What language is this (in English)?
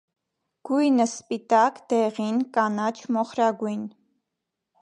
Armenian